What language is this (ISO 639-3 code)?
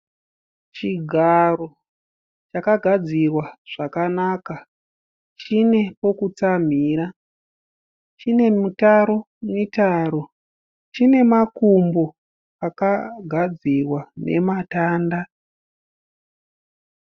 sna